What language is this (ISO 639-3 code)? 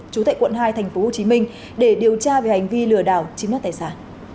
vie